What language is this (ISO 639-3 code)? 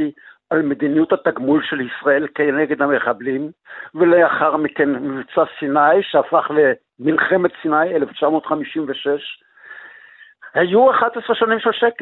heb